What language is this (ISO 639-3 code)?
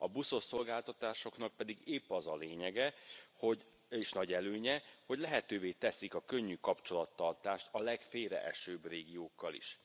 hun